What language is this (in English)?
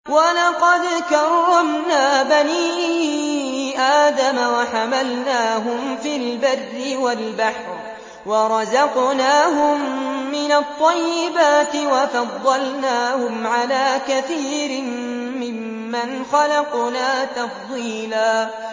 Arabic